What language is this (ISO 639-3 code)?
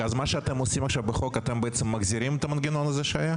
heb